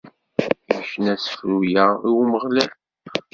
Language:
Kabyle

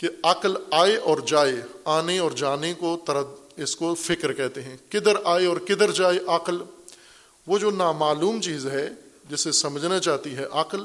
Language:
Urdu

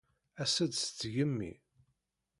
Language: Kabyle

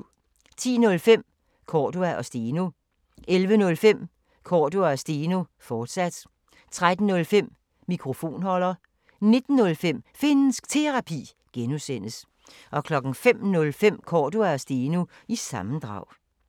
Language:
Danish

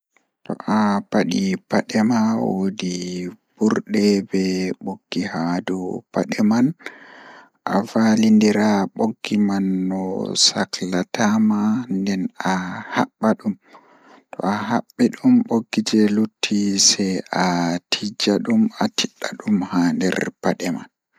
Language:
Fula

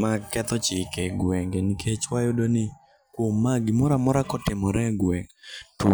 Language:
Luo (Kenya and Tanzania)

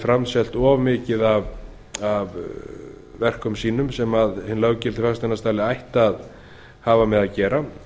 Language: Icelandic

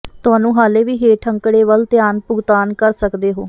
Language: Punjabi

